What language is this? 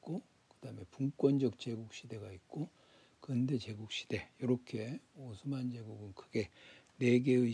Korean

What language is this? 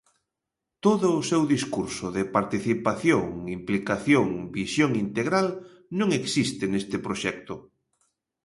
Galician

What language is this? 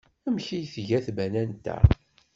Kabyle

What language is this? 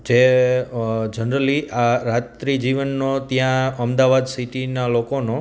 Gujarati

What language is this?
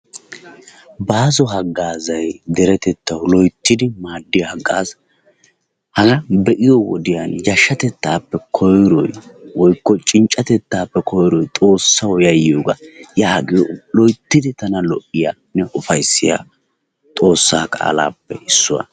Wolaytta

